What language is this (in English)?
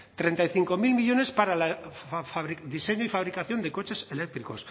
Spanish